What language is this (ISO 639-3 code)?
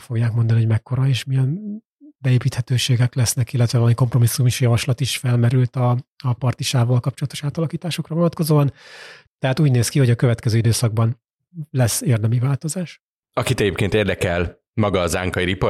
hun